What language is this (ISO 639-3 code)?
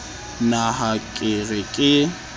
sot